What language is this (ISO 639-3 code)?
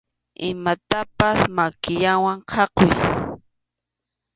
qxu